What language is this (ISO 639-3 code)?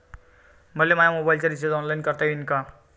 mar